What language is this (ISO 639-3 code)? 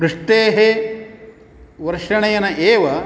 san